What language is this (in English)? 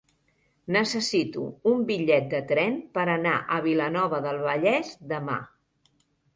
Catalan